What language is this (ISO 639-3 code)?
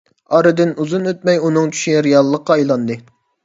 uig